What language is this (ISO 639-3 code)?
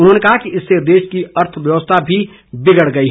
hin